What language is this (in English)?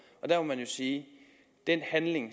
Danish